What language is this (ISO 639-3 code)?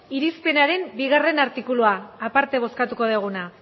eus